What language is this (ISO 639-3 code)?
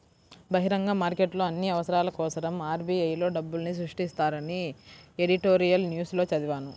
tel